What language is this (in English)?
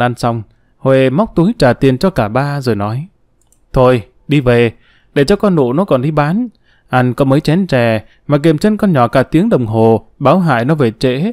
Vietnamese